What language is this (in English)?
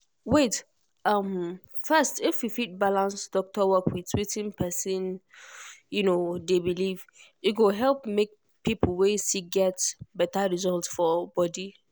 Nigerian Pidgin